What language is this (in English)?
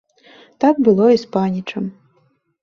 Belarusian